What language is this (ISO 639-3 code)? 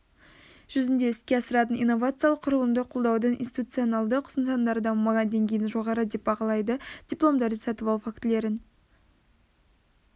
kaz